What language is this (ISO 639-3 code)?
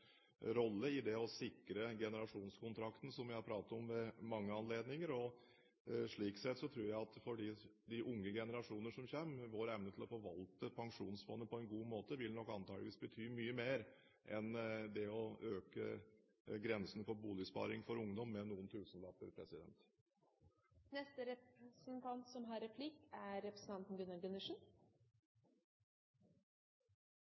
nob